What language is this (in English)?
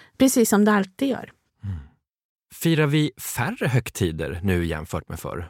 Swedish